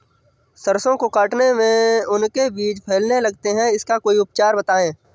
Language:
Hindi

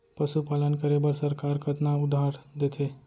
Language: Chhattisgarhi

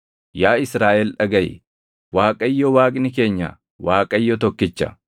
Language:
Oromo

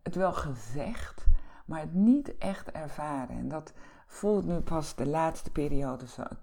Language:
Dutch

